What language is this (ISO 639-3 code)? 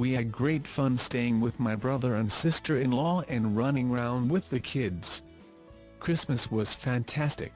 eng